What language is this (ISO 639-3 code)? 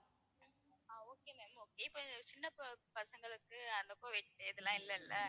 tam